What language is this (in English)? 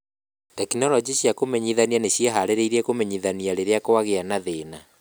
Kikuyu